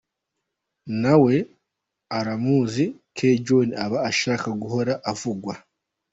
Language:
Kinyarwanda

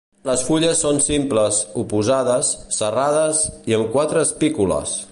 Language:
Catalan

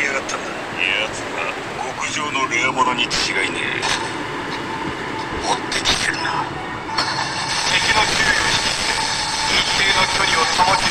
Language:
Japanese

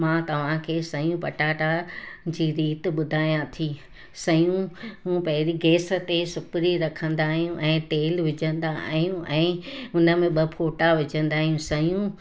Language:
Sindhi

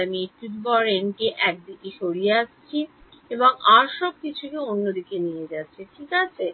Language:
Bangla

